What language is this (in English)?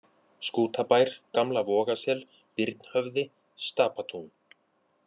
Icelandic